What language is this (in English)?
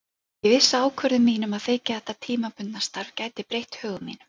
Icelandic